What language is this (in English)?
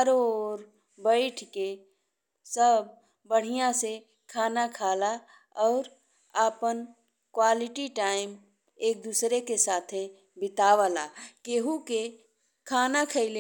Bhojpuri